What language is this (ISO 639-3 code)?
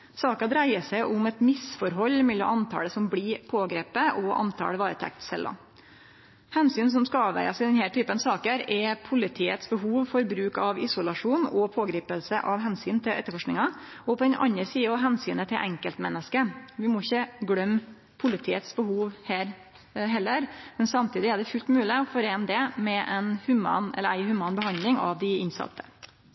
nno